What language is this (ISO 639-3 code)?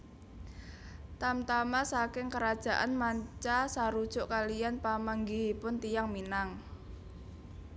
jav